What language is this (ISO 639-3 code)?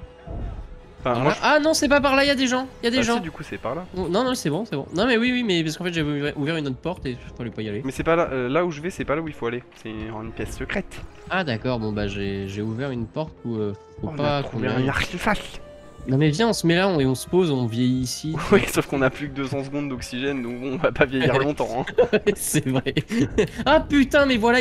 fra